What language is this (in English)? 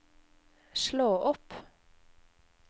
Norwegian